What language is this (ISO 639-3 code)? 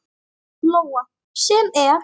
isl